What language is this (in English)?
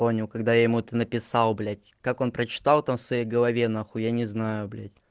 Russian